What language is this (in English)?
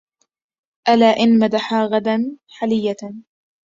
Arabic